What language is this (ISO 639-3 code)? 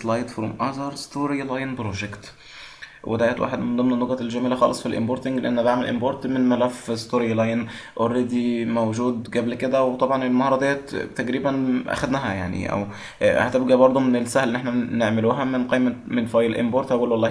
ara